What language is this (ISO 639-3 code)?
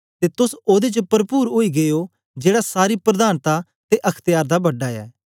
doi